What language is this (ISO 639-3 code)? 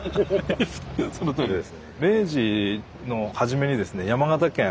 jpn